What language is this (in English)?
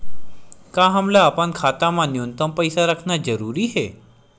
Chhattisgarhi